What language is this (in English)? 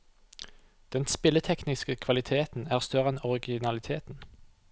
Norwegian